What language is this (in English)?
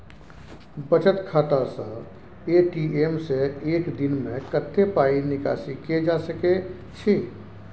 Maithili